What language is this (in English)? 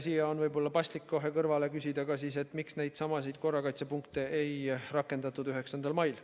Estonian